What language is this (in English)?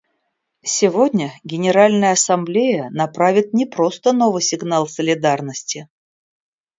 Russian